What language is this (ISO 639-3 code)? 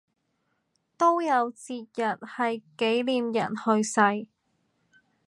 yue